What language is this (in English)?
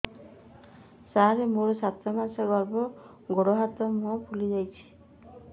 Odia